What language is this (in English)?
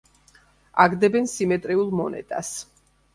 Georgian